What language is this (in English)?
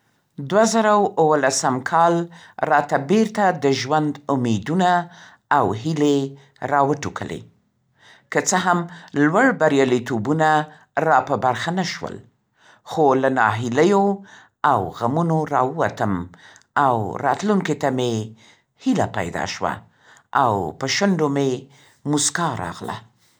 Central Pashto